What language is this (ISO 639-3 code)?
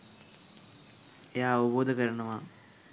sin